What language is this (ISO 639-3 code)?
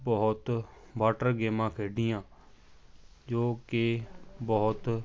pan